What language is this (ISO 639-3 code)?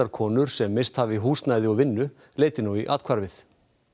isl